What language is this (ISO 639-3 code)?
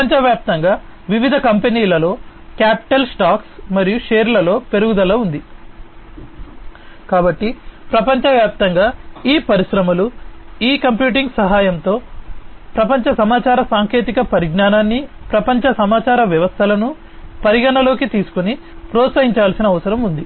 tel